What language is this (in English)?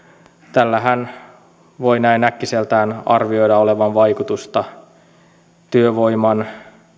Finnish